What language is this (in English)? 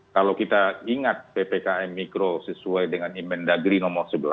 Indonesian